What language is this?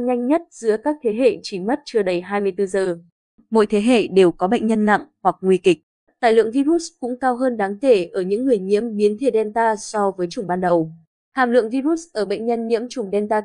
Vietnamese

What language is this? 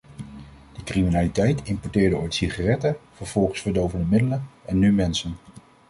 Dutch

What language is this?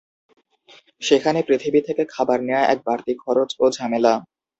Bangla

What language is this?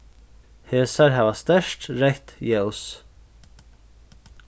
Faroese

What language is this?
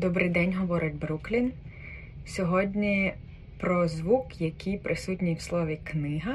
Ukrainian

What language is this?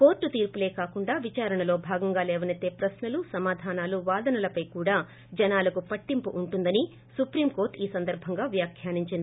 Telugu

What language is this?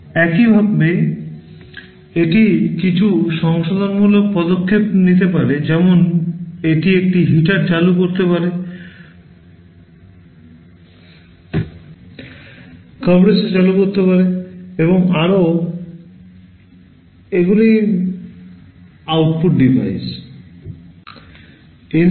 Bangla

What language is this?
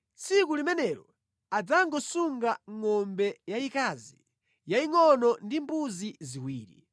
Nyanja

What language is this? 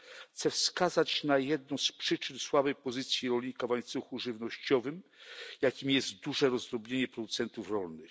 Polish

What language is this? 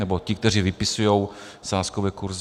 Czech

